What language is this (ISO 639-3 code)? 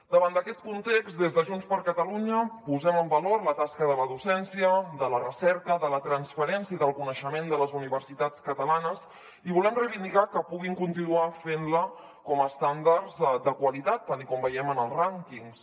cat